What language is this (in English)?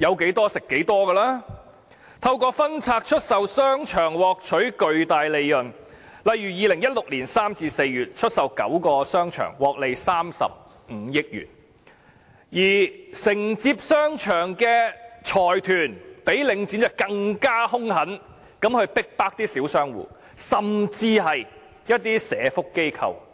Cantonese